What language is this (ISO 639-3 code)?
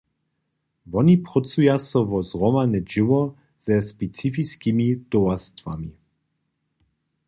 hsb